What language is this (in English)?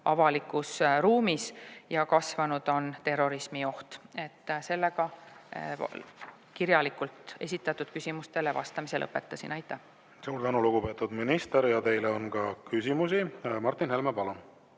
Estonian